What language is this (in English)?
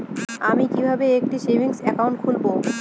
Bangla